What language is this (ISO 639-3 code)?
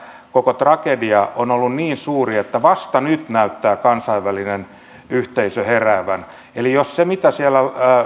fin